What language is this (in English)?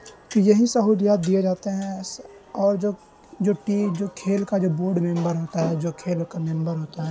Urdu